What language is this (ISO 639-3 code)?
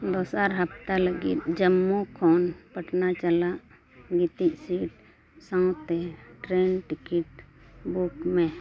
sat